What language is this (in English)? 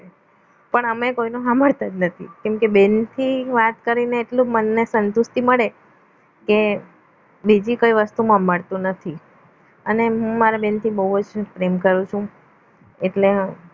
Gujarati